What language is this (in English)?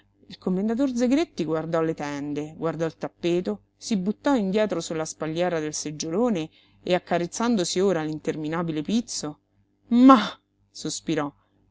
Italian